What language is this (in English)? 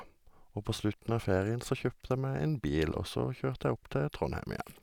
Norwegian